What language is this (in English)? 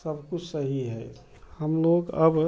Hindi